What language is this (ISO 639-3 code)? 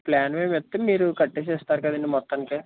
tel